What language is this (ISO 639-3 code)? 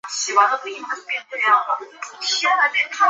zho